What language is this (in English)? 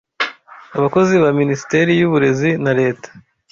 Kinyarwanda